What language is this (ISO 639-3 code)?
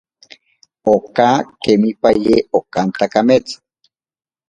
prq